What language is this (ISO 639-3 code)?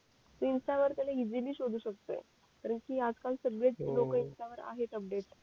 mar